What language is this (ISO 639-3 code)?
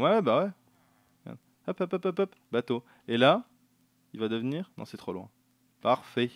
fra